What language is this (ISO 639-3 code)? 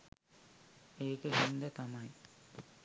sin